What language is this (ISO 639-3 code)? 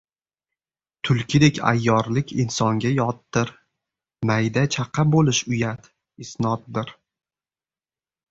uzb